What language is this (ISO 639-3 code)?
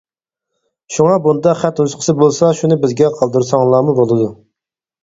uig